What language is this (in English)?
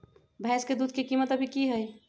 Magahi